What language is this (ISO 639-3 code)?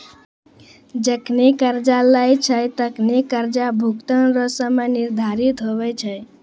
mai